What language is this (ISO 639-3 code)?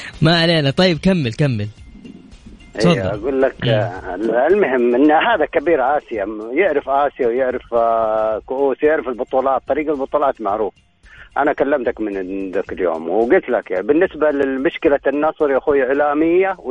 ara